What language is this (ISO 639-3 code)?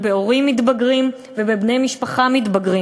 heb